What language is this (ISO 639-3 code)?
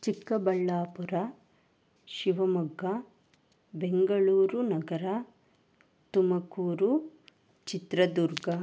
kan